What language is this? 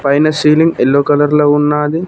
Telugu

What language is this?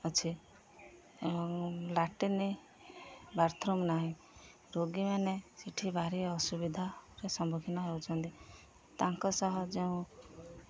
Odia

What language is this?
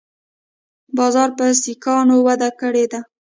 Pashto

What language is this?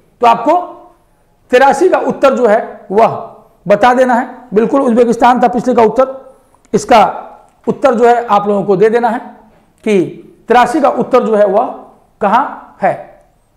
Hindi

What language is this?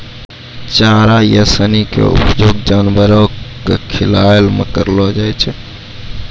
Maithili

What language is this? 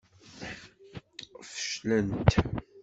Kabyle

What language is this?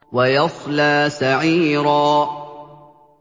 Arabic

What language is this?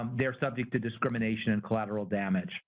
English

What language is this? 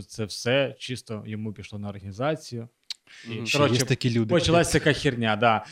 Ukrainian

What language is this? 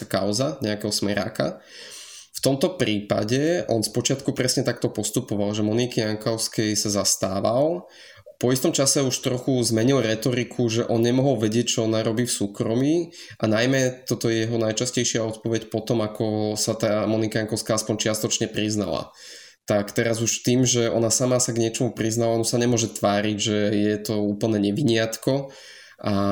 Slovak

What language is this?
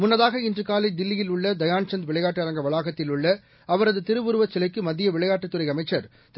Tamil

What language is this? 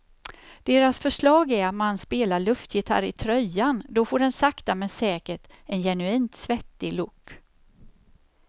Swedish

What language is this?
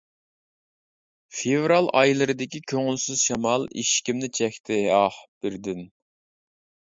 Uyghur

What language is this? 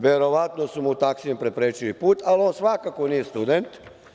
Serbian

